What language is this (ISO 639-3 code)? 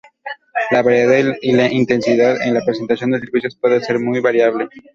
spa